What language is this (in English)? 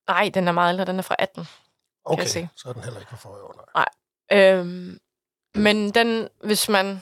Danish